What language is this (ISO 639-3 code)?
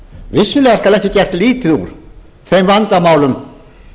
isl